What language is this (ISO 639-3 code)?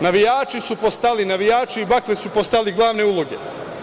srp